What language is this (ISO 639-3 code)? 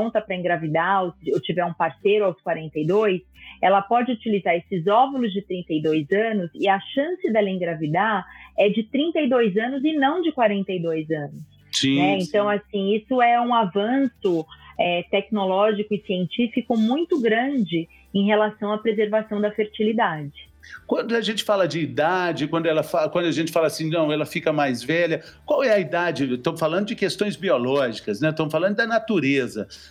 por